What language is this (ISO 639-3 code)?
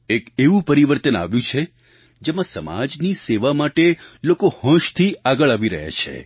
guj